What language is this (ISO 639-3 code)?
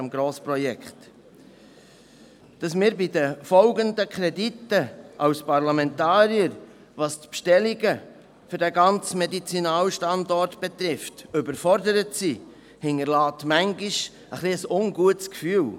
gsw